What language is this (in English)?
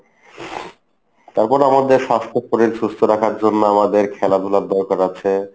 Bangla